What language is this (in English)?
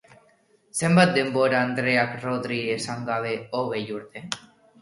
Basque